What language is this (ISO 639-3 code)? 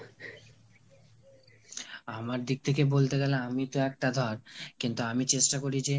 ben